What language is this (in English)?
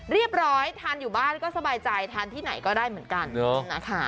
Thai